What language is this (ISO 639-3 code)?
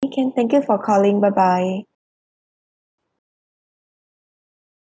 eng